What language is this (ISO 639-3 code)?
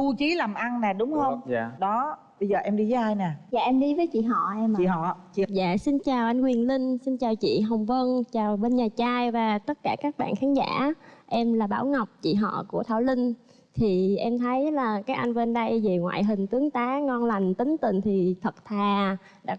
vie